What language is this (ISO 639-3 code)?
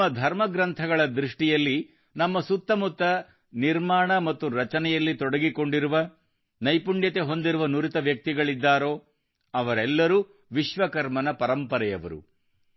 kan